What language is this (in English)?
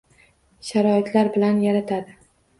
Uzbek